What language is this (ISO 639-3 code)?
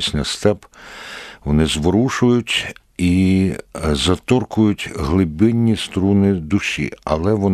ukr